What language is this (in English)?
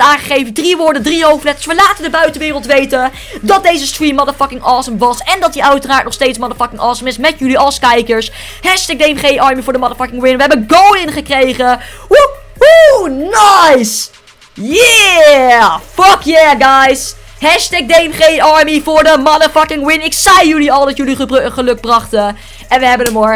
Dutch